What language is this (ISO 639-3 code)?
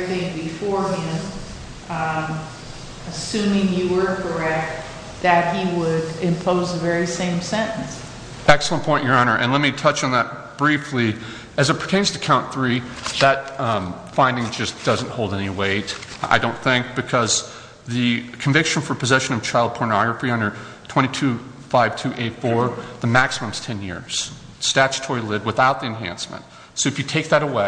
eng